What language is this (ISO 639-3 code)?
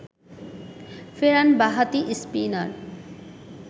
ben